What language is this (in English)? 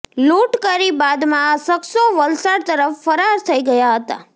Gujarati